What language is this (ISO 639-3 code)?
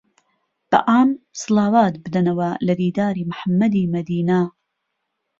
ckb